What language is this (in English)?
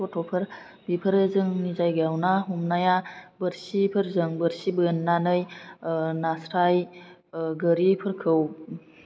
Bodo